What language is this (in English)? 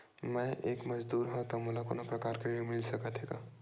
Chhattisgarhi